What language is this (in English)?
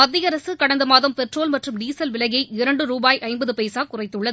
Tamil